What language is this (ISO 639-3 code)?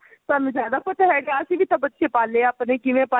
pan